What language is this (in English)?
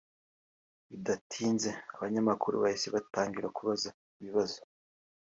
Kinyarwanda